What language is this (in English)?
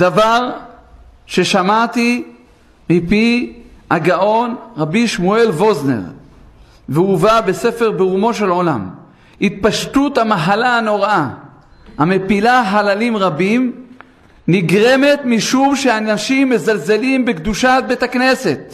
Hebrew